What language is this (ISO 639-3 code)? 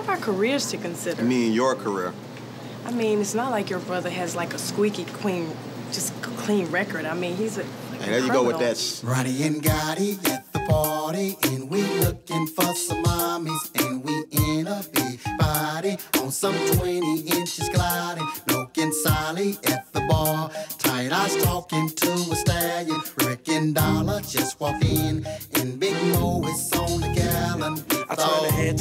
eng